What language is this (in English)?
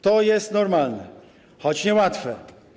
Polish